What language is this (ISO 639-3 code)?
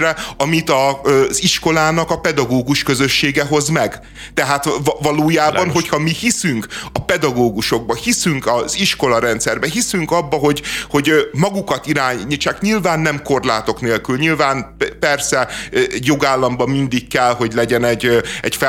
hun